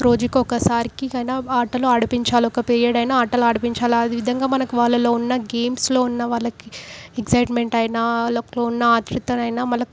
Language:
Telugu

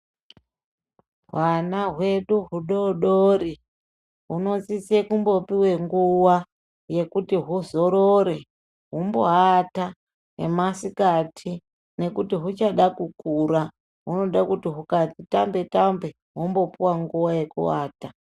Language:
Ndau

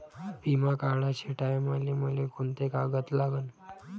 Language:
Marathi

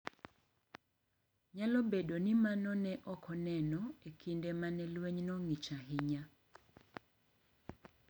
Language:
Luo (Kenya and Tanzania)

